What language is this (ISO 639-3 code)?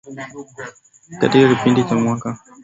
swa